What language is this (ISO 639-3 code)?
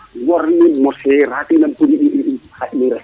srr